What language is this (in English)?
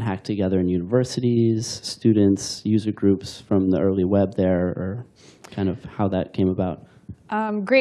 English